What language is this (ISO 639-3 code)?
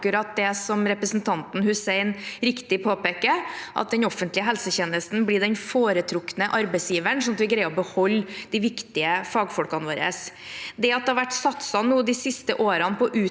nor